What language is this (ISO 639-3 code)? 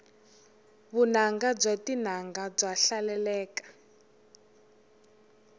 tso